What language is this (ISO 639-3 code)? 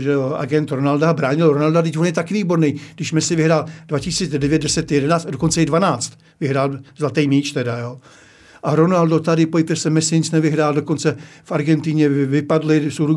ces